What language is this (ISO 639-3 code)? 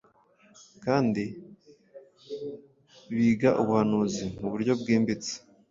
kin